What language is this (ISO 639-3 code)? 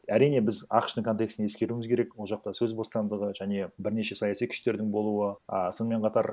kaz